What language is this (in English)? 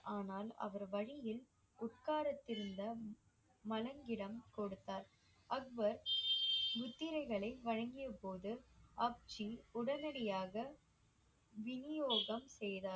Tamil